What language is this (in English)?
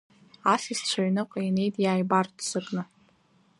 Abkhazian